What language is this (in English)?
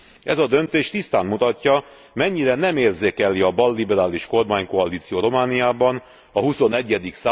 Hungarian